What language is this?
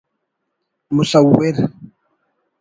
Brahui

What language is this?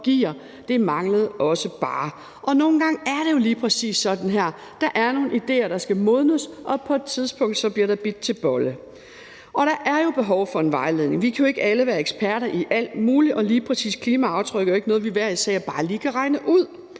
Danish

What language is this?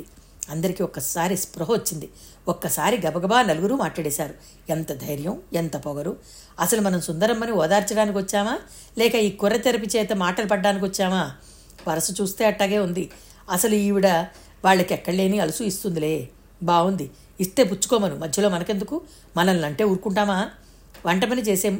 Telugu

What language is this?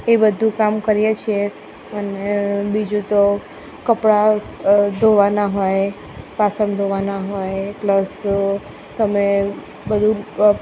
Gujarati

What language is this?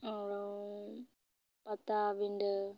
Santali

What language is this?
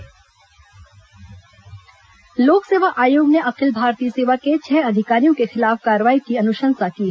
Hindi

